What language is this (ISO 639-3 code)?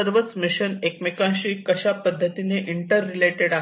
mar